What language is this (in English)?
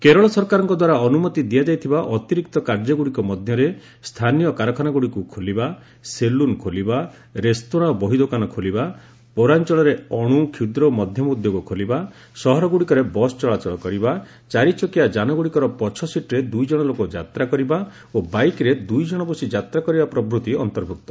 Odia